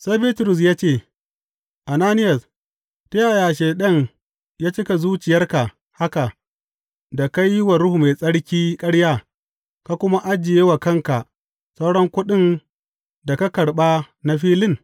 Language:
Hausa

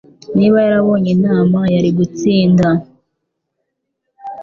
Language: Kinyarwanda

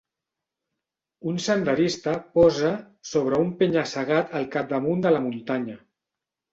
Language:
Catalan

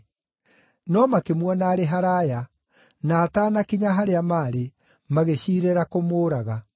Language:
Kikuyu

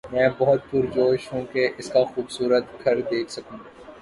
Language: Urdu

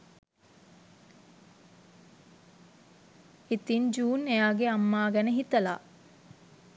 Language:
Sinhala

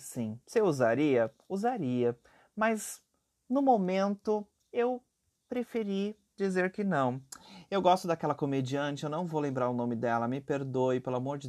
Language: Portuguese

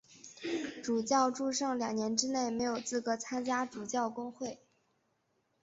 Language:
Chinese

